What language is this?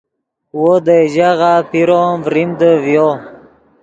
Yidgha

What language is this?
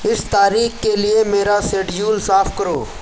Urdu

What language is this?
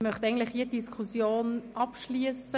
Swiss German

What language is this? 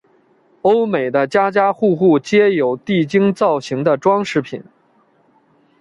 Chinese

